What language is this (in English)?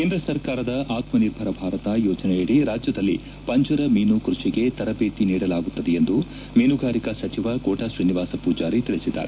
Kannada